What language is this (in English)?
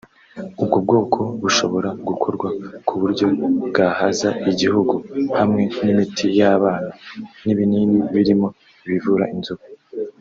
Kinyarwanda